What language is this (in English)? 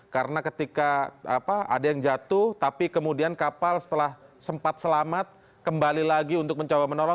Indonesian